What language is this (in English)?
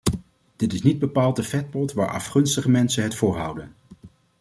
Dutch